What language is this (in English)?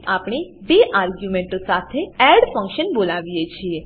Gujarati